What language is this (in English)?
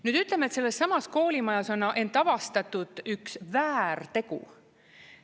Estonian